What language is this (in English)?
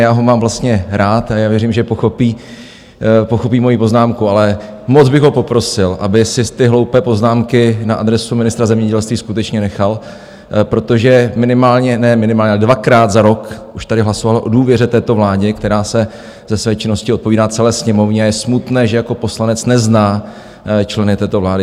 Czech